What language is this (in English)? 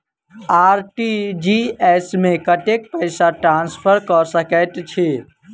Maithili